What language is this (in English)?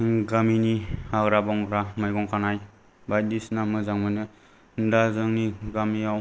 Bodo